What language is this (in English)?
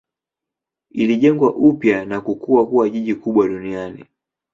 Swahili